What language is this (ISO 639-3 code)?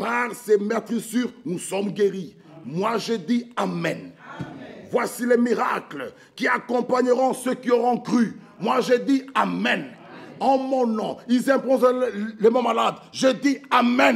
fra